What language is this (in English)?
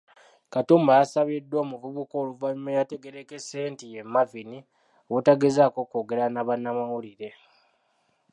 Ganda